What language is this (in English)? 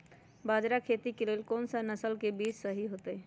Magahi